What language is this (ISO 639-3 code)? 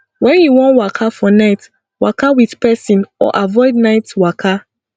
pcm